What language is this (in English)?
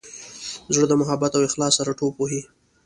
Pashto